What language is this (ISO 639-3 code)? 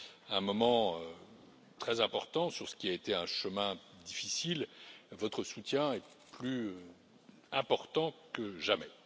fra